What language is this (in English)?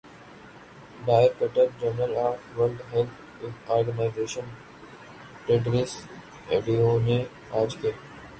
Urdu